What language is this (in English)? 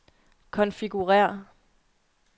Danish